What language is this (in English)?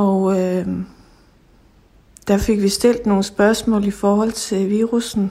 Danish